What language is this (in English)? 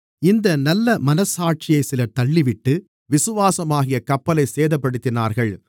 Tamil